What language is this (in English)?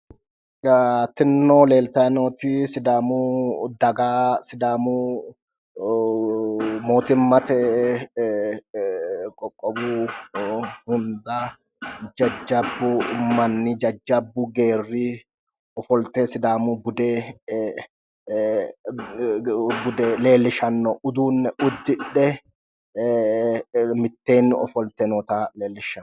Sidamo